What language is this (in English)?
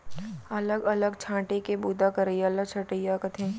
Chhattisgarhi